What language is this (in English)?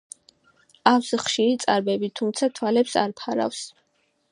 Georgian